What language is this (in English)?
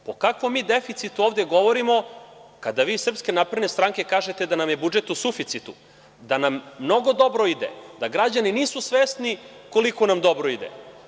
Serbian